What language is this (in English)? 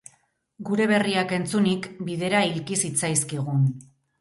Basque